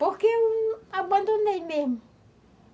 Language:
Portuguese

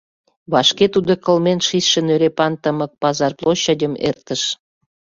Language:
Mari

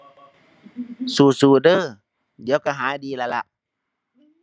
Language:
Thai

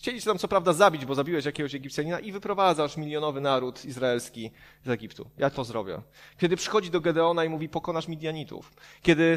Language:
Polish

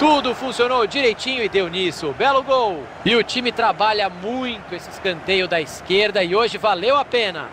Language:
Portuguese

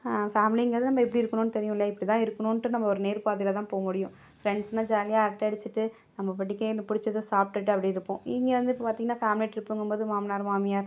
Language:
Tamil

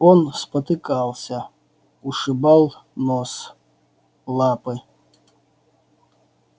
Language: Russian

